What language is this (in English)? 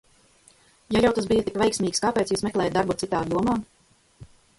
Latvian